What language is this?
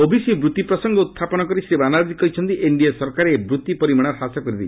Odia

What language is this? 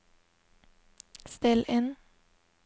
Norwegian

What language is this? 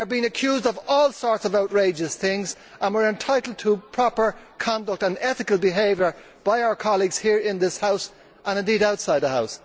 English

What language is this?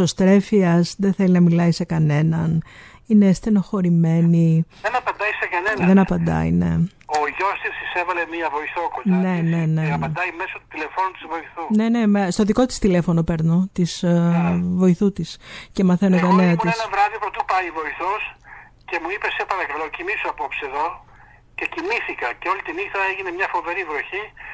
Greek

